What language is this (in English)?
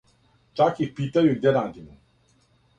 Serbian